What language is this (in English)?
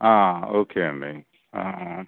Telugu